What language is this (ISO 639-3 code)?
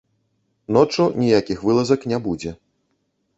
bel